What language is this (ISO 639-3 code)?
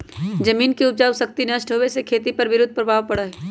mag